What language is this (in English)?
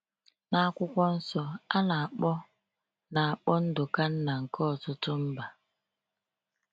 Igbo